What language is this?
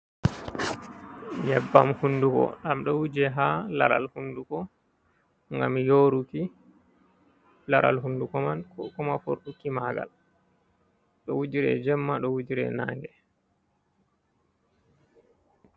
Fula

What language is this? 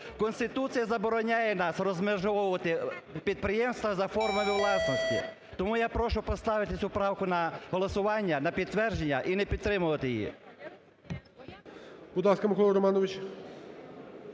Ukrainian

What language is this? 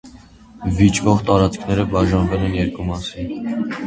Armenian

